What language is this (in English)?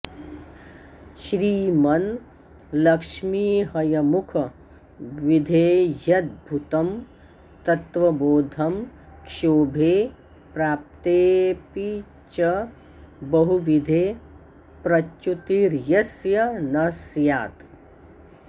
Sanskrit